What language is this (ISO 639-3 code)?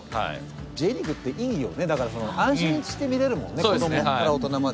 jpn